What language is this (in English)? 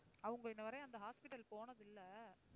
Tamil